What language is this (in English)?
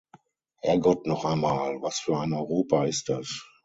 German